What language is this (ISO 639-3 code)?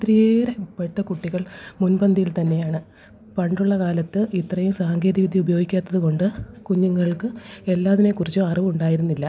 mal